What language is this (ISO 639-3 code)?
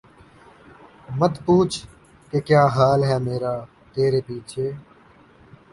urd